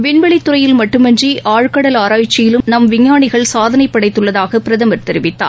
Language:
Tamil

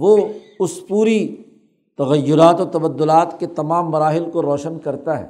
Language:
Urdu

